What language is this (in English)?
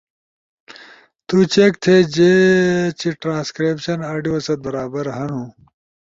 Ushojo